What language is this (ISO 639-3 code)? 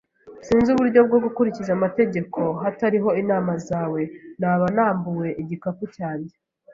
kin